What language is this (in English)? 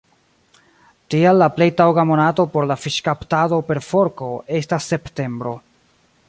Esperanto